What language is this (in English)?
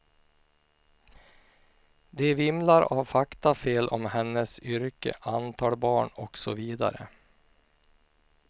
Swedish